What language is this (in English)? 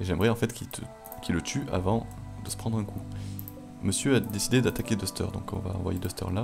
French